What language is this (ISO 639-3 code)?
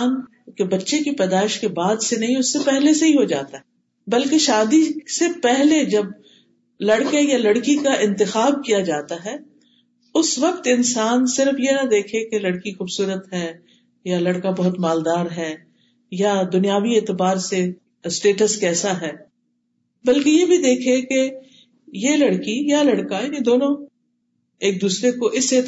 urd